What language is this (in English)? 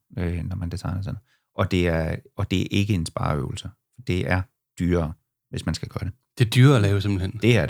Danish